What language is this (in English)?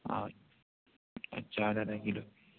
Urdu